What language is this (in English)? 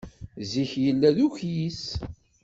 Kabyle